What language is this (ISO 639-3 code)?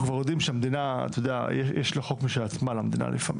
heb